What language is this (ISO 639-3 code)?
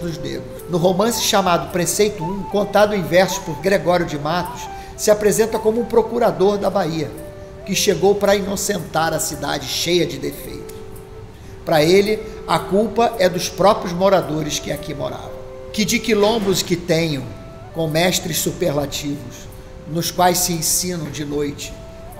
por